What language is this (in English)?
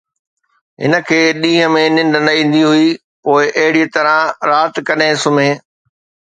Sindhi